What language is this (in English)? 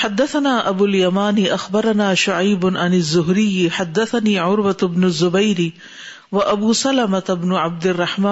Urdu